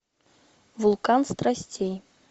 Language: Russian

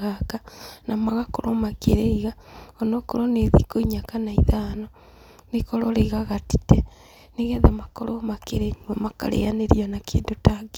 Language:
Kikuyu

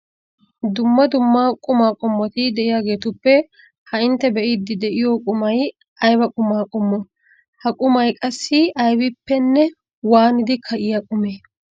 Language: Wolaytta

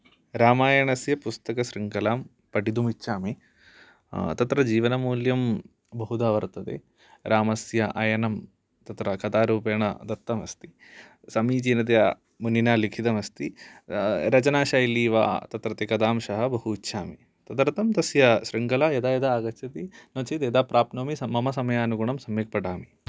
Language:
Sanskrit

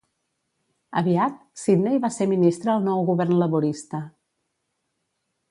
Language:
Catalan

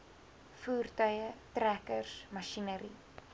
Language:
Afrikaans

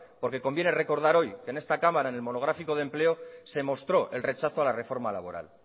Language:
Spanish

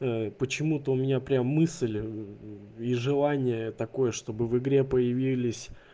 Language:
Russian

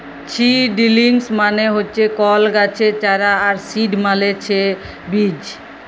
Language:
Bangla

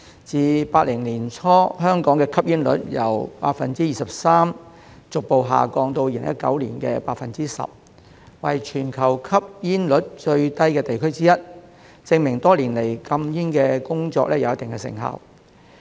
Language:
Cantonese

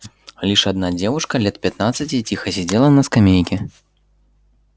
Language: Russian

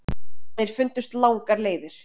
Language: Icelandic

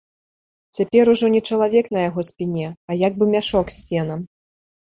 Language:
Belarusian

